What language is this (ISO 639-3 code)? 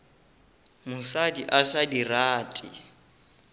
nso